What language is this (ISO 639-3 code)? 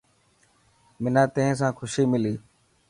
mki